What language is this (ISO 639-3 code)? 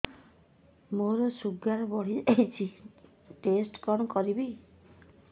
ori